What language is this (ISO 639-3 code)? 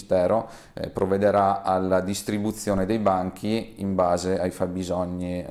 ita